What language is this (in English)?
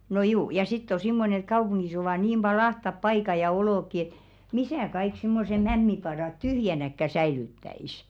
Finnish